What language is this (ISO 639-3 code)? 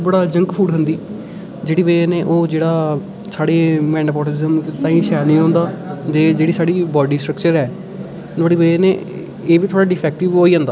doi